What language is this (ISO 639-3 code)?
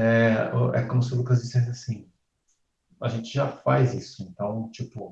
por